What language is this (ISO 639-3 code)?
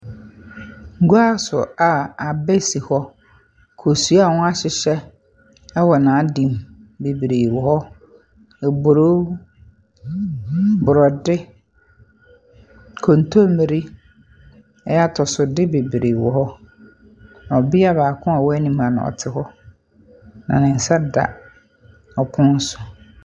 aka